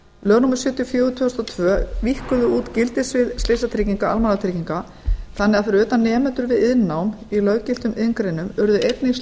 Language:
Icelandic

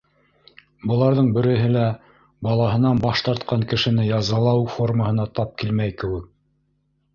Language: Bashkir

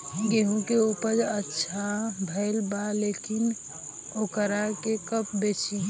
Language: Bhojpuri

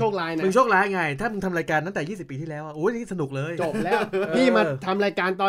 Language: Thai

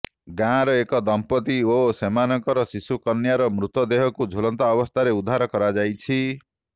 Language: Odia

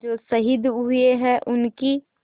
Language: Hindi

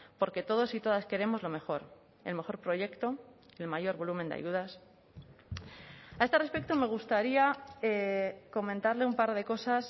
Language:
Spanish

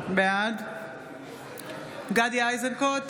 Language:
Hebrew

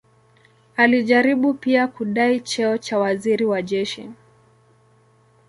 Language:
Swahili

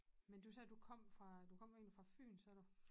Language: Danish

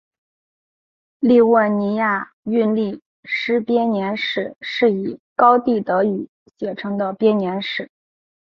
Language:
Chinese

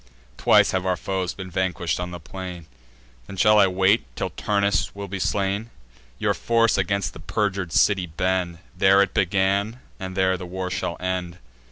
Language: English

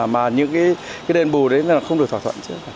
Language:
Vietnamese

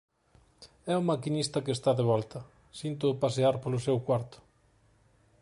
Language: Galician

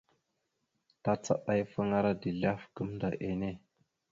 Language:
Mada (Cameroon)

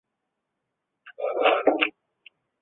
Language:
Chinese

